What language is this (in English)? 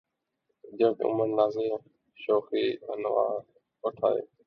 Urdu